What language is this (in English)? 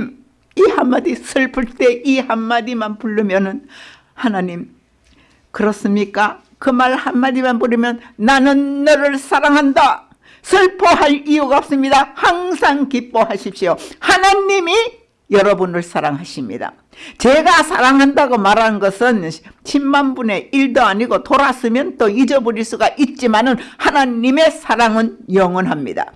Korean